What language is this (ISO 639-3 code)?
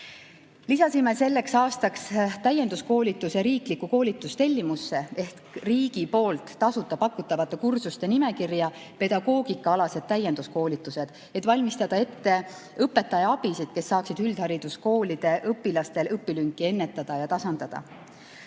est